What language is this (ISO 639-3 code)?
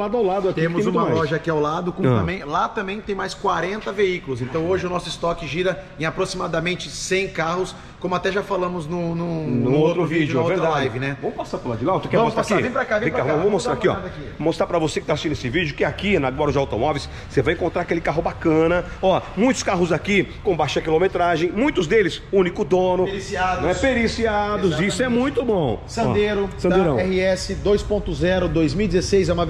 por